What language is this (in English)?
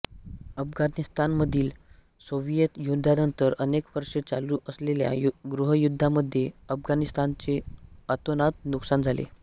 Marathi